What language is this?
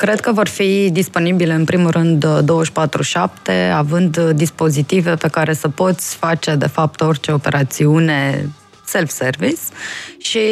Romanian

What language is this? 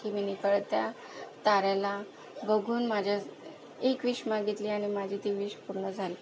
Marathi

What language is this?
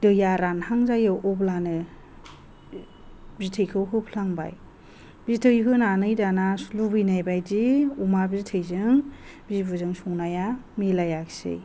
Bodo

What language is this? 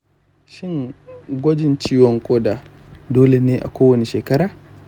Hausa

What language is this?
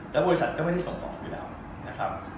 Thai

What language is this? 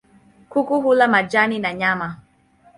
Swahili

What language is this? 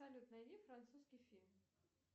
Russian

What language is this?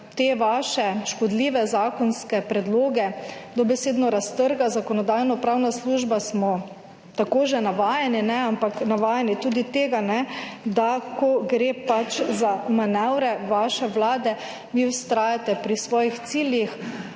Slovenian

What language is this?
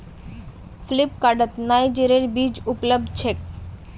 Magahi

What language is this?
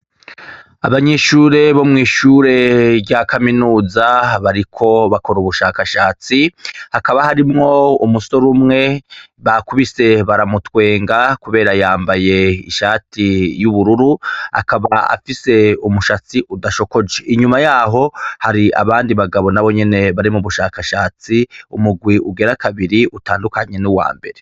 Rundi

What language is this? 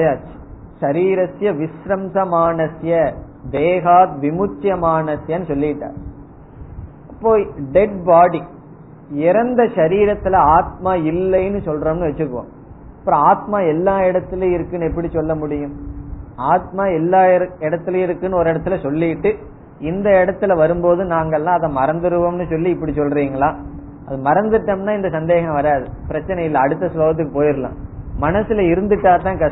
Tamil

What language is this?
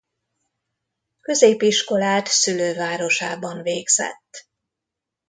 Hungarian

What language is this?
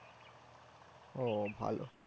Bangla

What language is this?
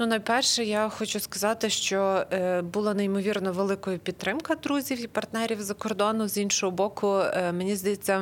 Ukrainian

